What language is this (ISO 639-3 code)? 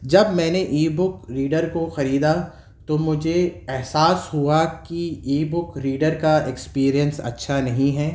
urd